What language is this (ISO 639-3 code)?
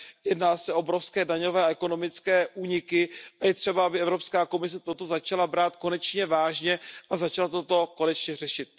ces